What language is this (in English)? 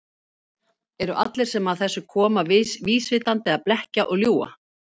Icelandic